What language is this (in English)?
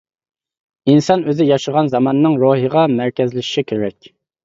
Uyghur